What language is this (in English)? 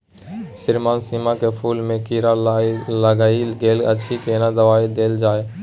Maithili